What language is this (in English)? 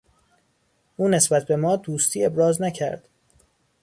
Persian